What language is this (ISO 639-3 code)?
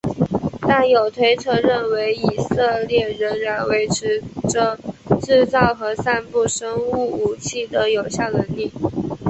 zho